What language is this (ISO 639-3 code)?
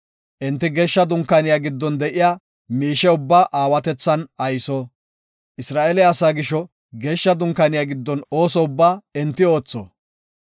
gof